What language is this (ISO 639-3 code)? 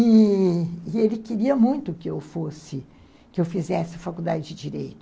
por